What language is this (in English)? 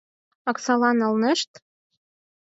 Mari